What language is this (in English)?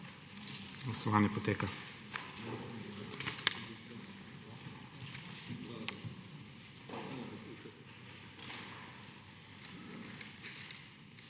Slovenian